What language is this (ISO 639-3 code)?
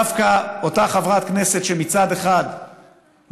heb